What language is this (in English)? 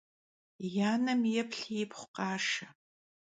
Kabardian